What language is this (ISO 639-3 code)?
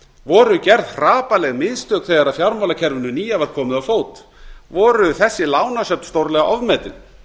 isl